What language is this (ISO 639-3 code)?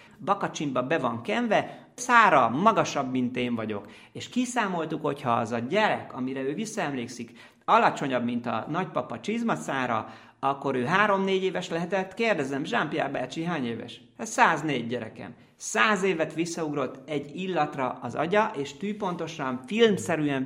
hun